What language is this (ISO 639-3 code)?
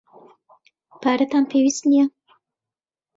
ckb